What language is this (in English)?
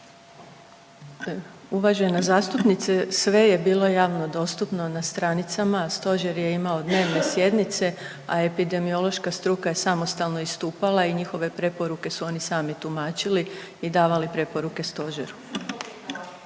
Croatian